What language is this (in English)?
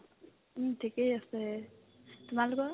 Assamese